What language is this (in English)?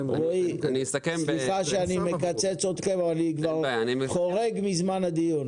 Hebrew